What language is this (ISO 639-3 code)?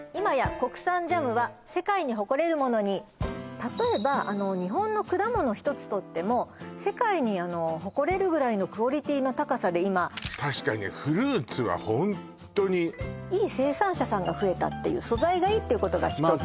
jpn